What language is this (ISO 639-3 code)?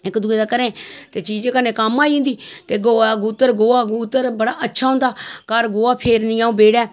doi